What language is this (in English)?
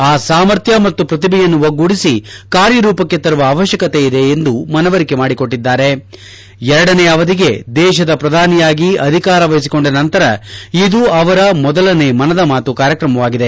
Kannada